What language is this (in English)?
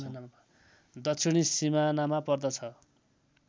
Nepali